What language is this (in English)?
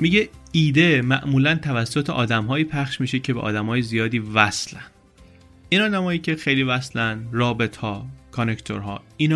Persian